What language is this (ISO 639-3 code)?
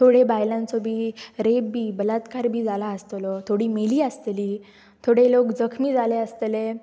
kok